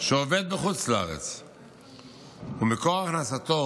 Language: Hebrew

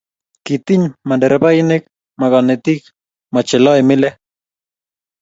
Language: Kalenjin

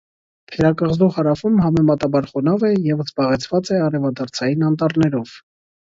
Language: Armenian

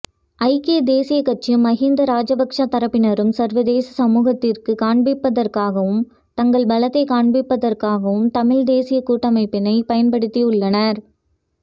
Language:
Tamil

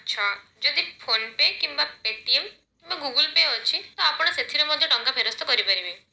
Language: Odia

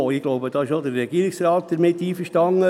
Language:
Swiss German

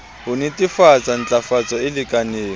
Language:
Southern Sotho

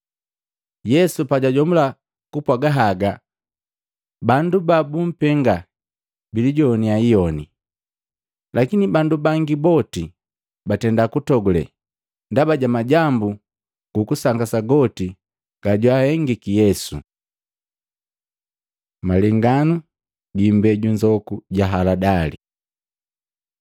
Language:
Matengo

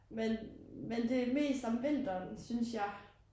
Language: Danish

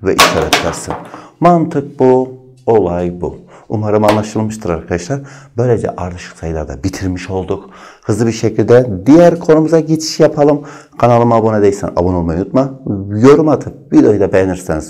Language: Turkish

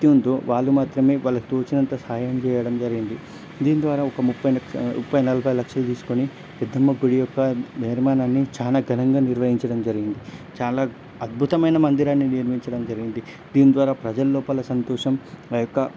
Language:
Telugu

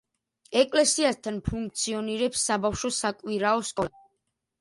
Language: Georgian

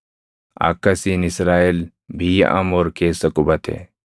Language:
Oromo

